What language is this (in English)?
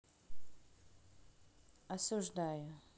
Russian